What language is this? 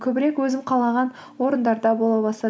Kazakh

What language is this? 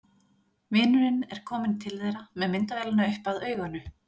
Icelandic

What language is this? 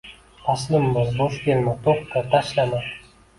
Uzbek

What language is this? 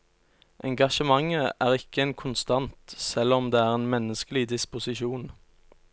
Norwegian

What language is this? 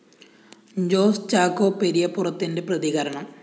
Malayalam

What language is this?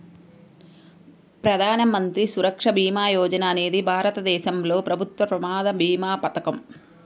Telugu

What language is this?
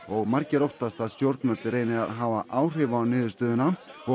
Icelandic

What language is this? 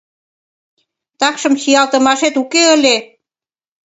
Mari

